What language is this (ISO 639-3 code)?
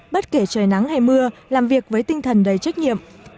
vie